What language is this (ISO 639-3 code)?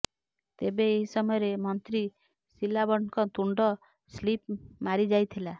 ori